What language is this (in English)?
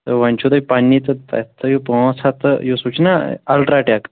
Kashmiri